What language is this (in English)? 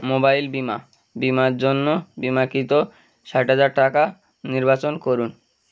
Bangla